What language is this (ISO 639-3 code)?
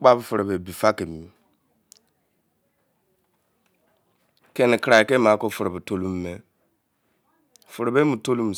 ijc